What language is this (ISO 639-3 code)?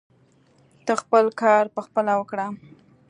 pus